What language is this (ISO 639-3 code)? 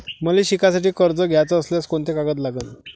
mar